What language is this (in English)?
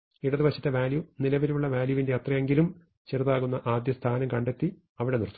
Malayalam